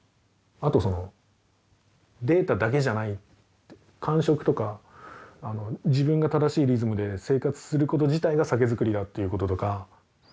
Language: Japanese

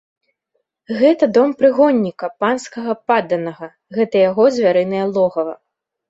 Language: Belarusian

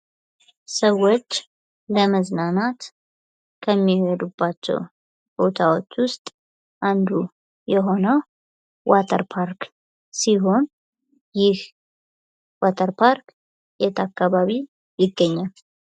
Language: Amharic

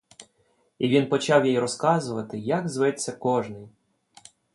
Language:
Ukrainian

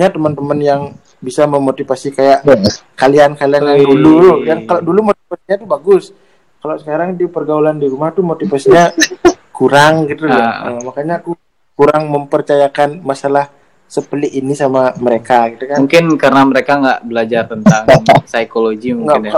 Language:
Indonesian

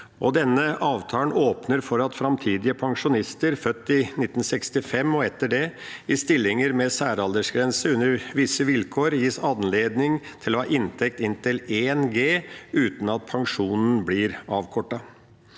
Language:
Norwegian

